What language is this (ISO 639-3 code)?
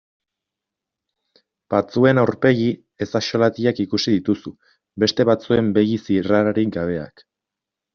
eus